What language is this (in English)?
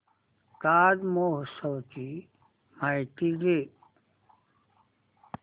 Marathi